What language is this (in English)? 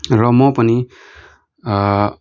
Nepali